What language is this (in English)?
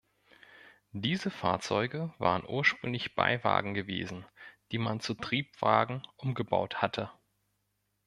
German